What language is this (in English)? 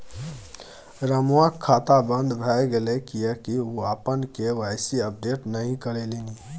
Maithili